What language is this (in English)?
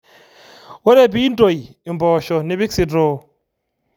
Masai